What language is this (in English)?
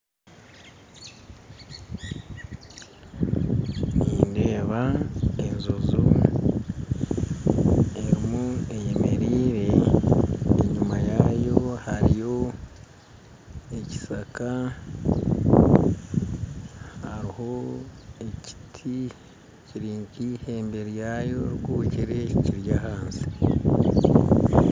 Nyankole